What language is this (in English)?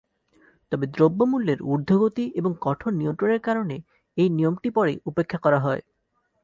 Bangla